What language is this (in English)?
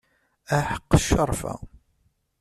Kabyle